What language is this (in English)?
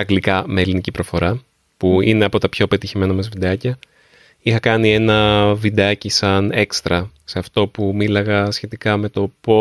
Greek